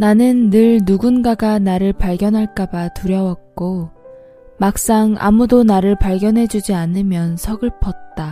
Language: Korean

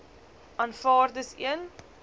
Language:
Afrikaans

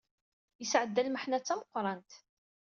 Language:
Kabyle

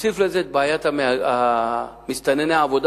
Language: Hebrew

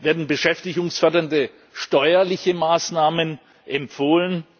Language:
German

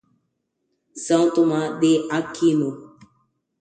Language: Portuguese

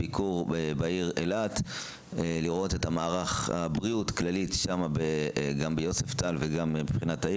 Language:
Hebrew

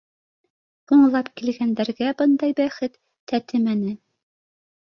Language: Bashkir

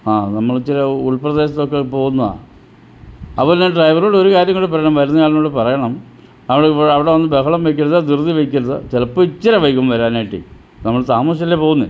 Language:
Malayalam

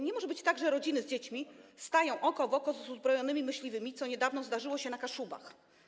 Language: Polish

